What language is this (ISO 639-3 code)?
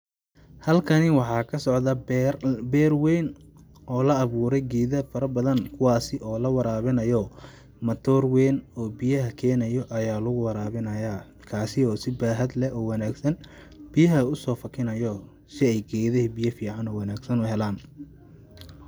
som